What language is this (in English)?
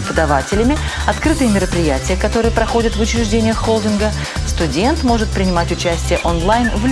Russian